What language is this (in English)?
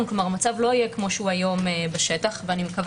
Hebrew